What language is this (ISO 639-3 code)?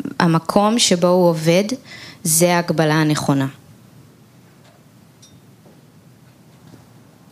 heb